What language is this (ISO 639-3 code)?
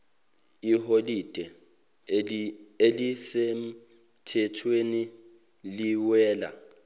zul